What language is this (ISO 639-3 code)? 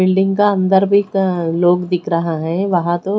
hin